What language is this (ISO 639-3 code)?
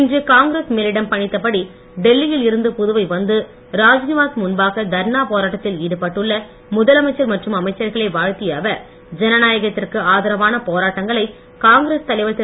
tam